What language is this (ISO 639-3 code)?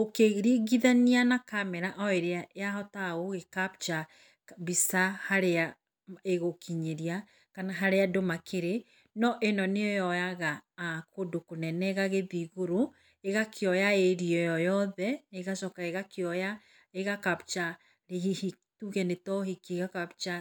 kik